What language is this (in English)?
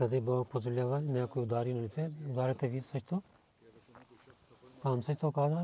Bulgarian